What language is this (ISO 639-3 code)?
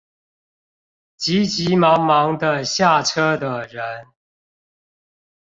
zho